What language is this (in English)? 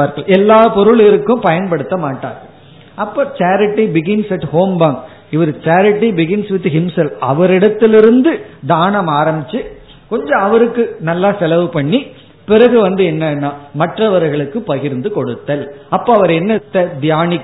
Tamil